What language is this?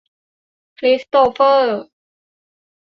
Thai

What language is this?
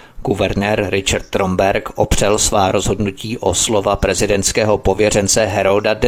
Czech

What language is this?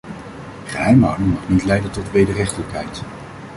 Dutch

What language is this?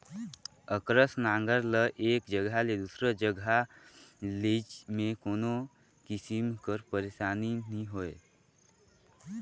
Chhattisgarhi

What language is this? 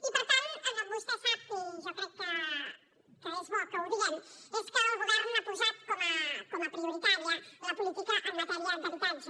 Catalan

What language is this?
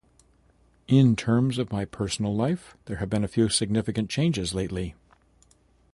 English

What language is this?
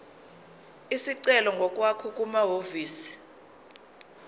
Zulu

